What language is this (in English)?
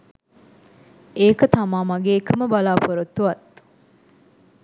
Sinhala